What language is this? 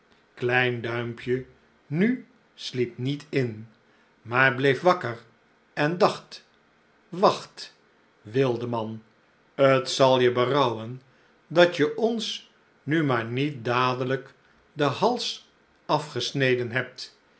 Dutch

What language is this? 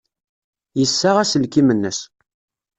Kabyle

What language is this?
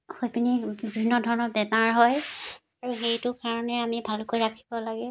Assamese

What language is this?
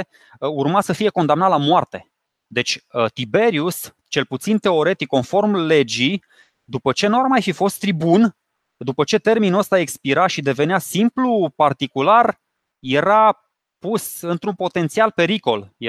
Romanian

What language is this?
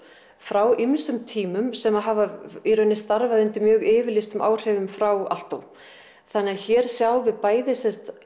Icelandic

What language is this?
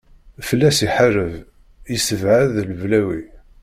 Kabyle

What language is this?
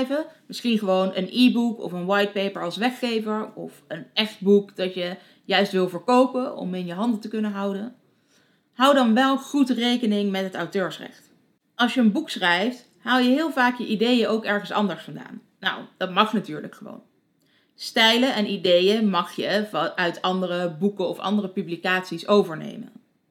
Dutch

